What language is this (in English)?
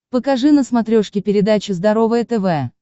Russian